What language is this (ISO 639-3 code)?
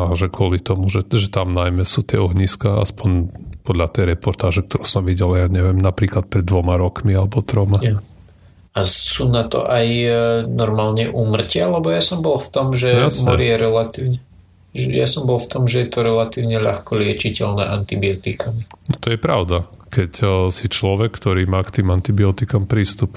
slk